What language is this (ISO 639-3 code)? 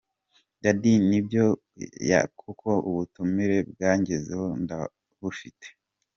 kin